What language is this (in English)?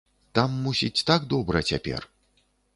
Belarusian